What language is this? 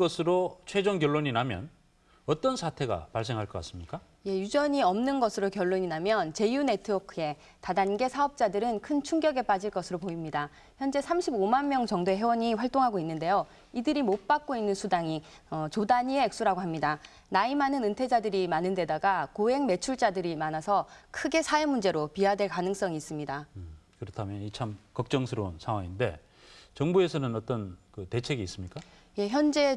Korean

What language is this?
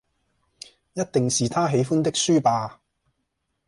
Cantonese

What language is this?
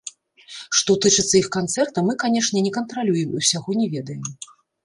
Belarusian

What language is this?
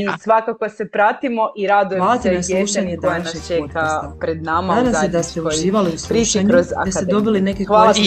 Croatian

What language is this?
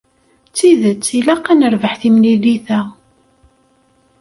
Kabyle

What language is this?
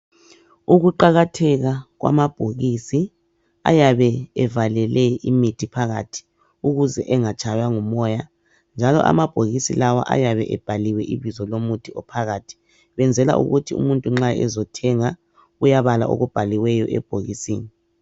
North Ndebele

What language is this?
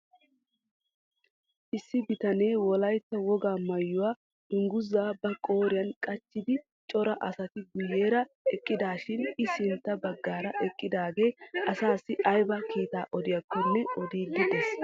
Wolaytta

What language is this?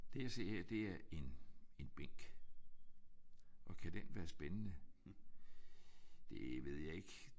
Danish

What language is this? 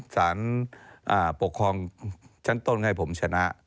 Thai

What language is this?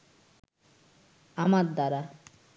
Bangla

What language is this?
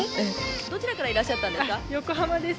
Japanese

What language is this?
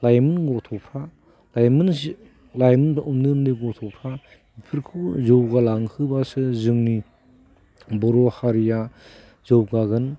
Bodo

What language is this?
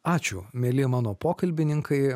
Lithuanian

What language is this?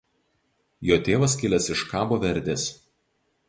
Lithuanian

